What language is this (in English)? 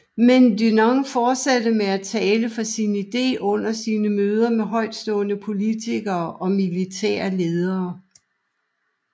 Danish